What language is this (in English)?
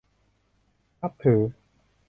Thai